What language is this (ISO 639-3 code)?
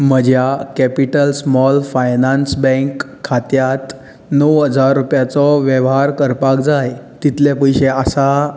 kok